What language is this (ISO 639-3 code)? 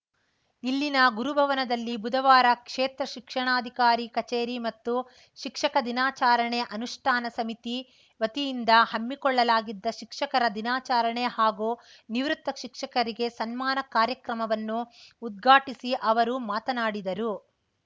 kan